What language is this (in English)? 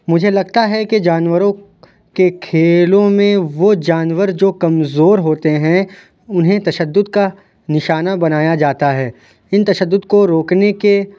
Urdu